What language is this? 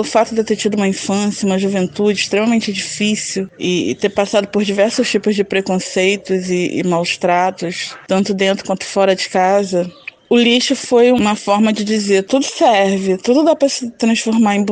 Portuguese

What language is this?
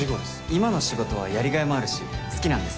Japanese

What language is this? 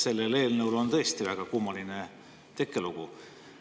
Estonian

